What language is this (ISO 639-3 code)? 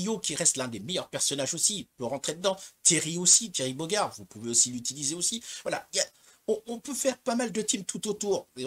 fra